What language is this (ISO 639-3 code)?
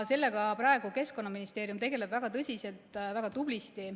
est